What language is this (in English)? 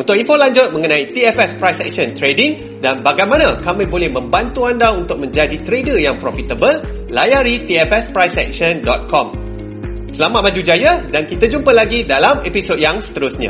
Malay